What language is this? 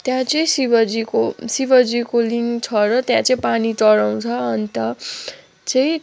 Nepali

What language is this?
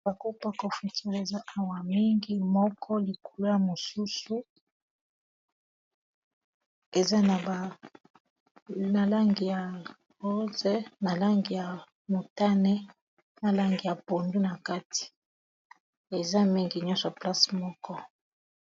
Lingala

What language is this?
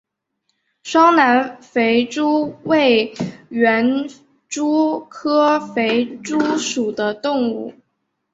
Chinese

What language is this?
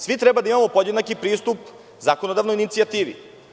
Serbian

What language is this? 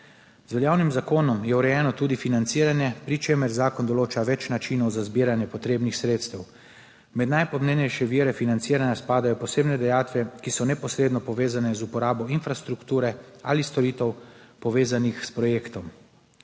Slovenian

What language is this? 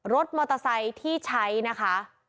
Thai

